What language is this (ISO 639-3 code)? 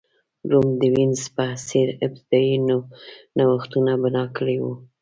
pus